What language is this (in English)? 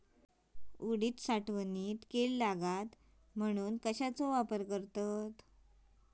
Marathi